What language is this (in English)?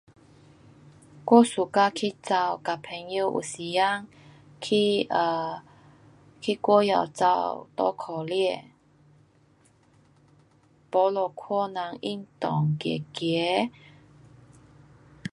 Pu-Xian Chinese